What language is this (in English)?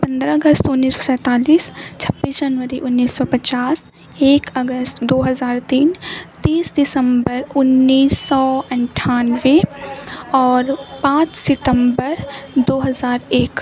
Urdu